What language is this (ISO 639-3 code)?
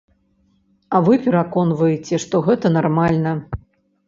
bel